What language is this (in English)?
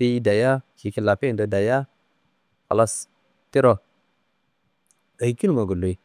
Kanembu